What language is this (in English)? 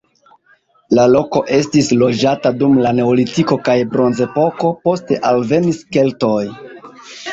Esperanto